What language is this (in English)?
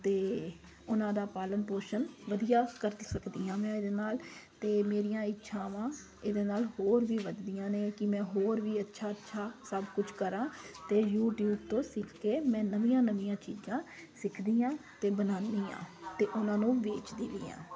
Punjabi